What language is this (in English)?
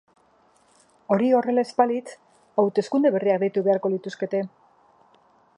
Basque